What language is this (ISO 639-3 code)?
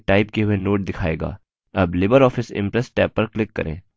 hin